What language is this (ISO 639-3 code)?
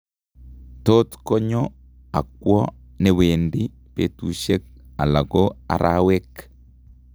kln